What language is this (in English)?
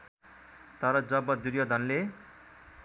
Nepali